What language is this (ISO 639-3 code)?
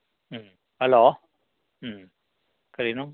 mni